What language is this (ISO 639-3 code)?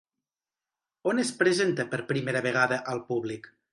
cat